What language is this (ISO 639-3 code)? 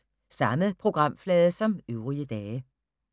dan